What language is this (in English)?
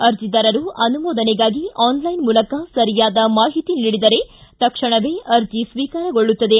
Kannada